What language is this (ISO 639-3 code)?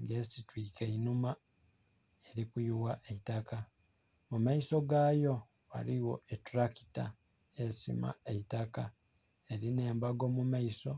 xog